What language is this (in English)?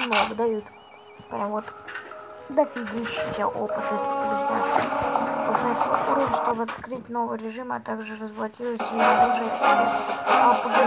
Russian